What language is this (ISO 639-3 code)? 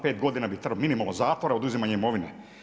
hrv